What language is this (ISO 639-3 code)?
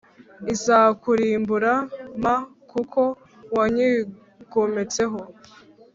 kin